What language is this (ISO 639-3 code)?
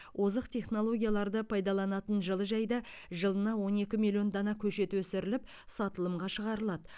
kaz